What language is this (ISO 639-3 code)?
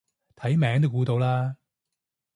yue